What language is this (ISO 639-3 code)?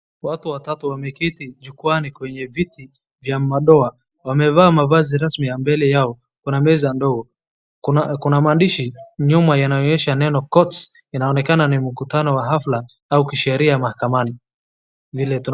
swa